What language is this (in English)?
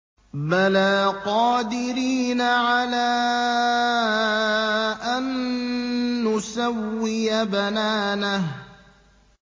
Arabic